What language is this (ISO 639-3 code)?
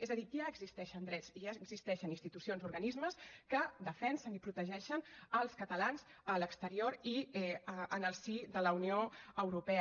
cat